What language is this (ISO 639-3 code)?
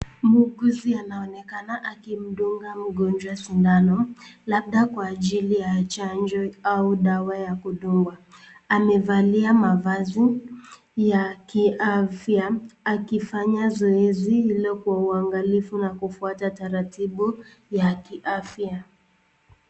swa